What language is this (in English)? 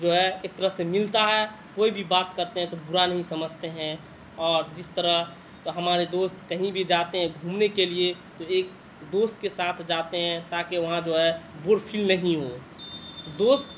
Urdu